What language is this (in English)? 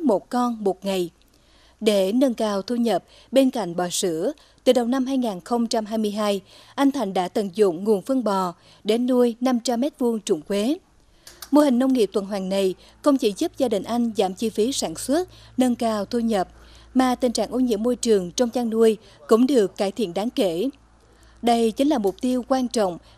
Vietnamese